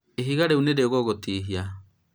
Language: Kikuyu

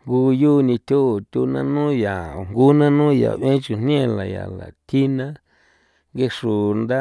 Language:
San Felipe Otlaltepec Popoloca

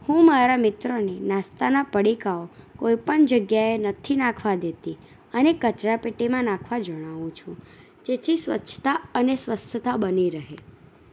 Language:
Gujarati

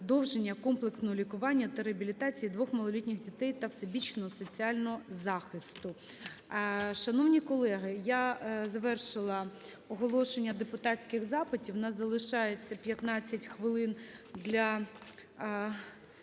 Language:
Ukrainian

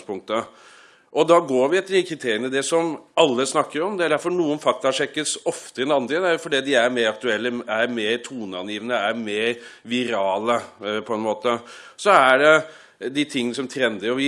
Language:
Norwegian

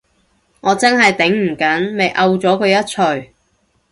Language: Cantonese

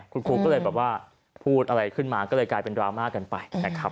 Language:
Thai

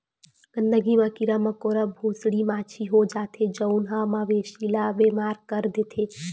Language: Chhattisgarhi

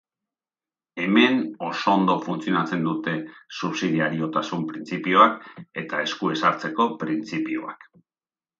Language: Basque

